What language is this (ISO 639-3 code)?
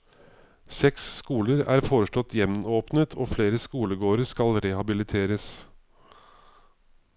nor